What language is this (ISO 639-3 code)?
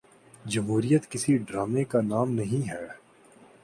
urd